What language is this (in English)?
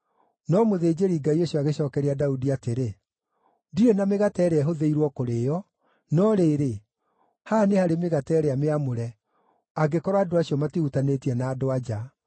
Kikuyu